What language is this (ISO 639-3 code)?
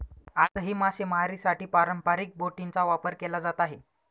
mar